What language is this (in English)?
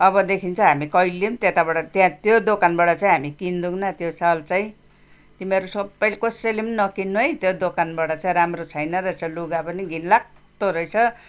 Nepali